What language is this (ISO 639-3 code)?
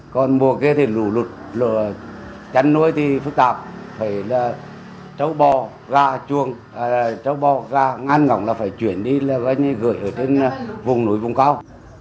vie